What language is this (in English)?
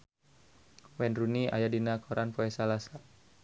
Sundanese